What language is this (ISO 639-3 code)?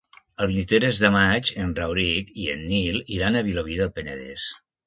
cat